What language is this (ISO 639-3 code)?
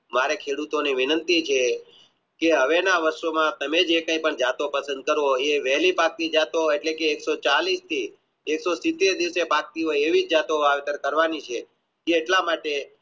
guj